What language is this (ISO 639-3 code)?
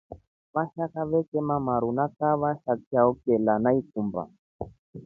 rof